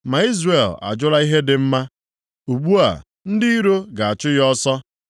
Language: Igbo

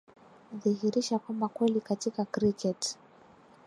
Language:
Swahili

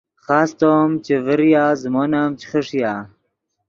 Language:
Yidgha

